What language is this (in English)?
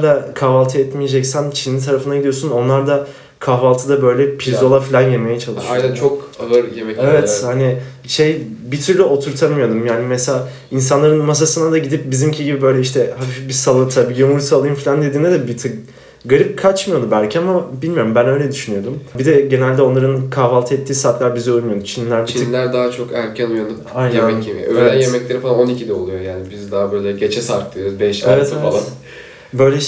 Turkish